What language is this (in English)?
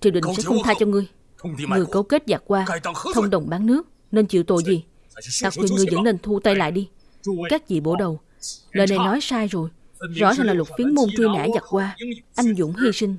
Vietnamese